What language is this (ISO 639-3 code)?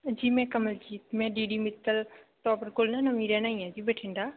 pan